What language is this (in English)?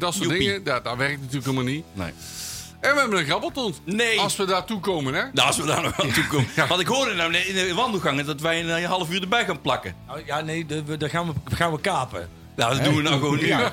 Dutch